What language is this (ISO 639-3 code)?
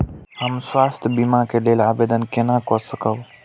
mai